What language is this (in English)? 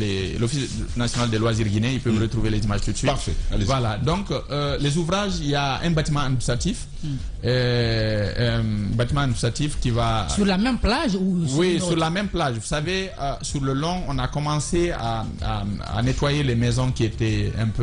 French